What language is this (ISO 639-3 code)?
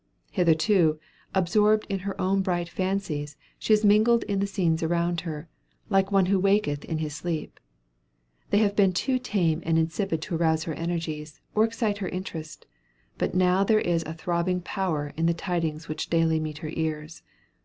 eng